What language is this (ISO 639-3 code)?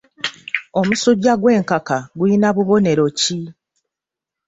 lug